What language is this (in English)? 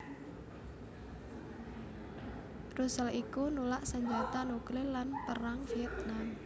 Javanese